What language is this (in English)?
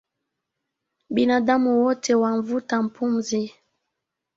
Swahili